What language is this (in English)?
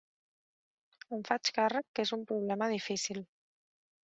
Catalan